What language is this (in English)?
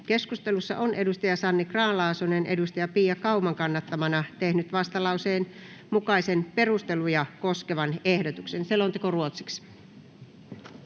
Finnish